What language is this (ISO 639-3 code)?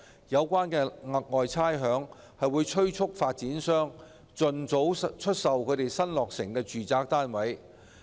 yue